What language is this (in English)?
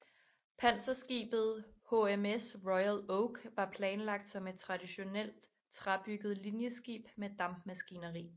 Danish